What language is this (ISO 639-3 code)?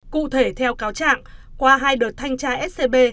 vie